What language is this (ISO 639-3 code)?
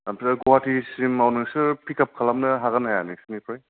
brx